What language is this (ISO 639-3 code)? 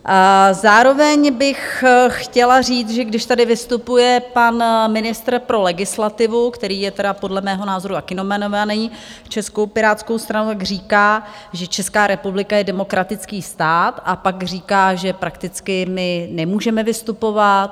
ces